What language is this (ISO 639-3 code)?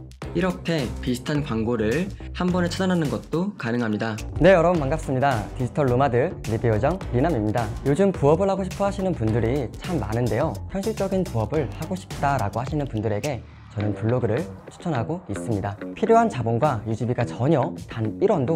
kor